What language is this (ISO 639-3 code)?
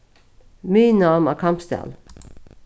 fao